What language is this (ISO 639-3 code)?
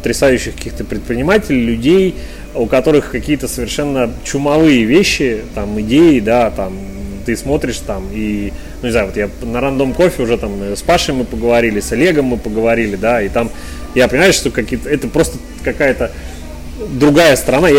rus